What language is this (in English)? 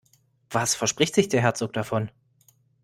German